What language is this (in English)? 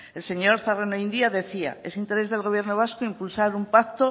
Spanish